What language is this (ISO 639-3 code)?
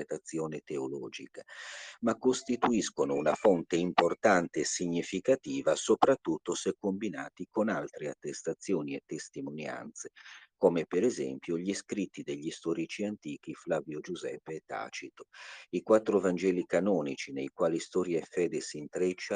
ita